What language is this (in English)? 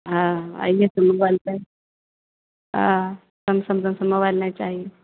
Maithili